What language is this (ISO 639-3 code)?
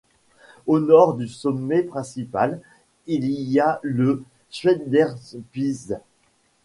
fra